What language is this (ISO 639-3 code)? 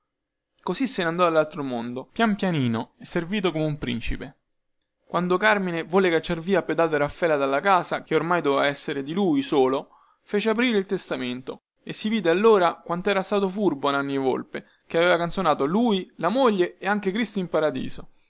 ita